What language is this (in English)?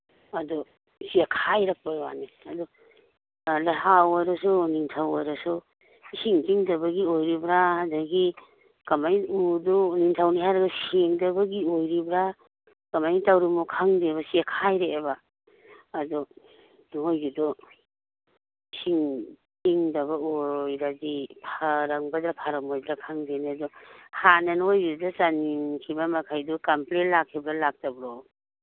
Manipuri